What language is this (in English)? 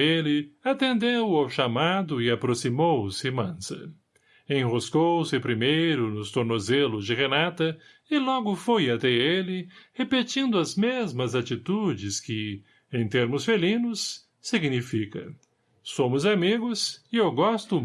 Portuguese